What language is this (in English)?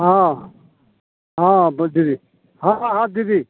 Maithili